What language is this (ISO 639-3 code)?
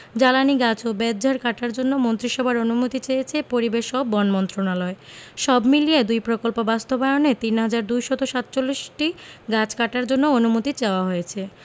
ben